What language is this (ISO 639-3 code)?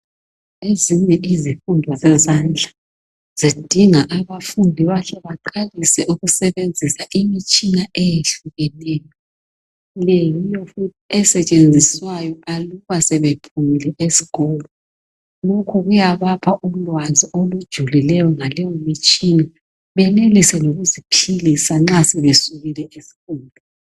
nde